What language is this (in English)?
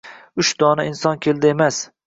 Uzbek